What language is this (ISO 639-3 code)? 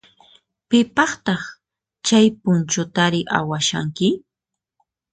qxp